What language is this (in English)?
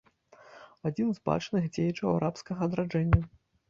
Belarusian